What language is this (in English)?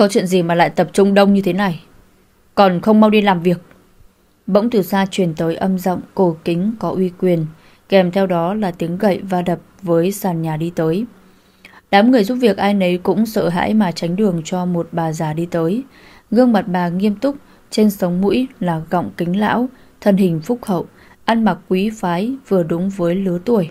Vietnamese